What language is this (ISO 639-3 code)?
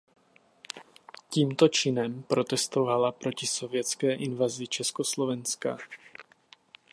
ces